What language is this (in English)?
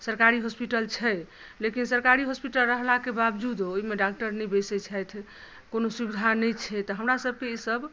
Maithili